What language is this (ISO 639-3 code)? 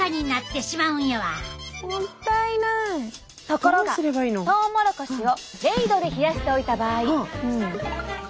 jpn